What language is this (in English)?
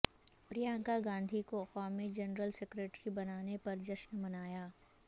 Urdu